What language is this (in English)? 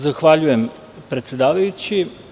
Serbian